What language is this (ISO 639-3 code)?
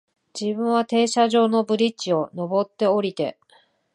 jpn